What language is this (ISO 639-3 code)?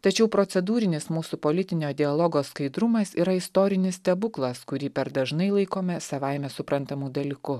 lit